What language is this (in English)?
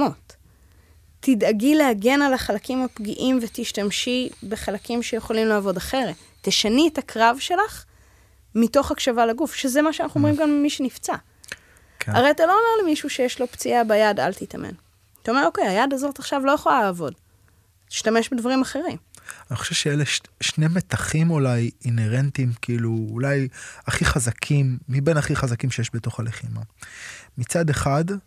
Hebrew